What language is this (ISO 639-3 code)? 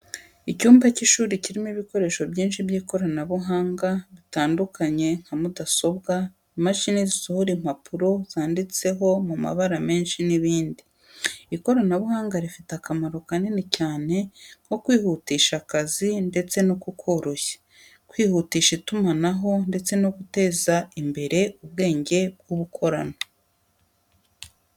kin